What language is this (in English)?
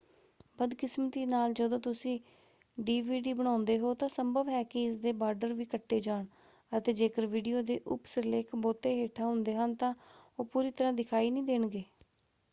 Punjabi